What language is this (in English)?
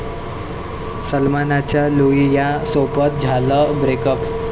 Marathi